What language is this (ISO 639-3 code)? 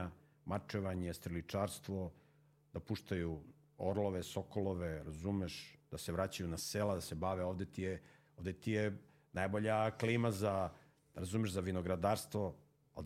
hrv